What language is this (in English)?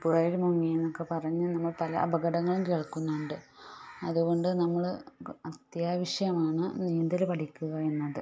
Malayalam